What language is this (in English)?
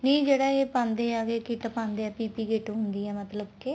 Punjabi